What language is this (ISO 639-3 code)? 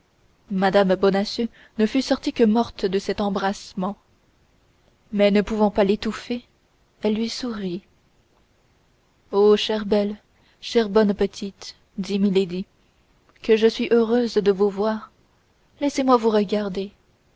fra